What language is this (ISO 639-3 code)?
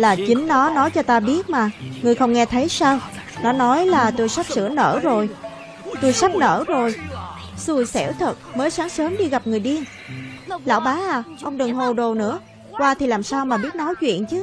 vie